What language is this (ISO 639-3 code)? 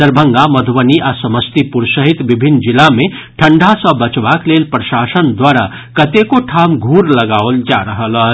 mai